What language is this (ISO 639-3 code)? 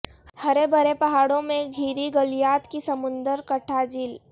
urd